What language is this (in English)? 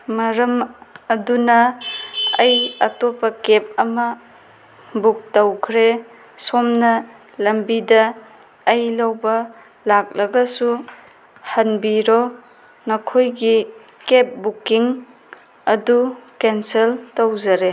Manipuri